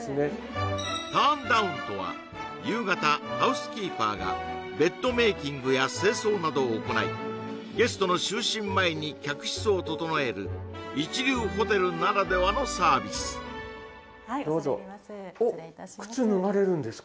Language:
Japanese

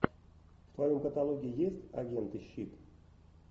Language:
Russian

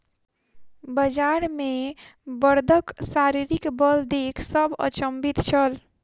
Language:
Maithili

